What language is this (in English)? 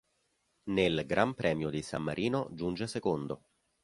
Italian